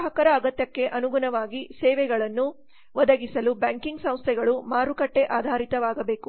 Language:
Kannada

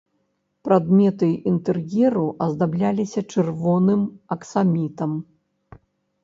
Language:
Belarusian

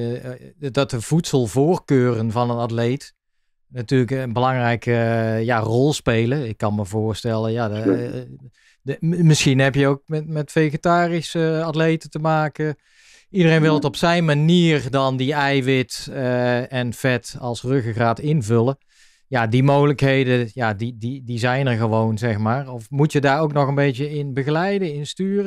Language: Dutch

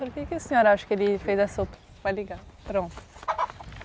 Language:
Portuguese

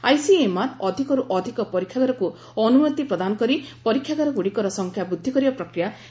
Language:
Odia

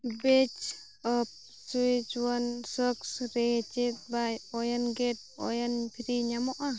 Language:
Santali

